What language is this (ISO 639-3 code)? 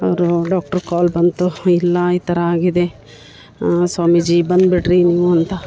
kan